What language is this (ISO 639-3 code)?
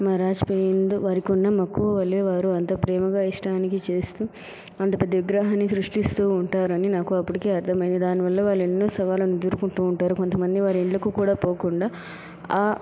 tel